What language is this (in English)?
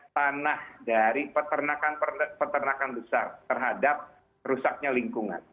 Indonesian